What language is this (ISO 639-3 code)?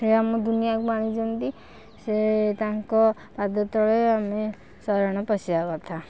ori